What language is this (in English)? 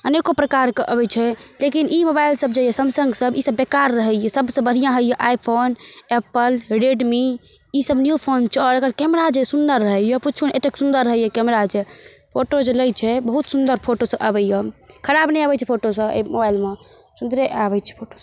Maithili